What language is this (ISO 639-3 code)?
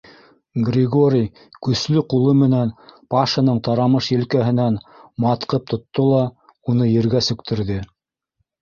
bak